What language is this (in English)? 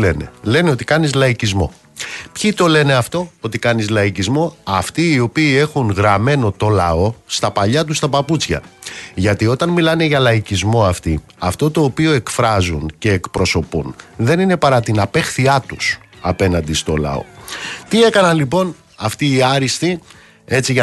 Greek